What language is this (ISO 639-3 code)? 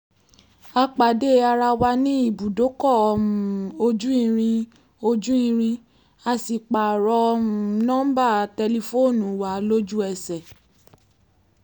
yor